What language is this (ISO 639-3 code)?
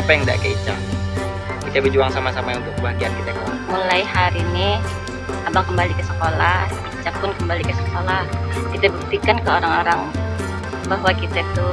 ind